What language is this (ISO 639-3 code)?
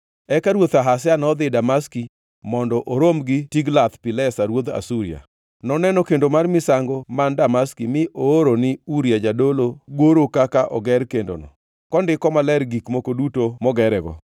luo